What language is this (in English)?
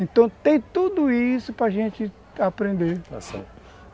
Portuguese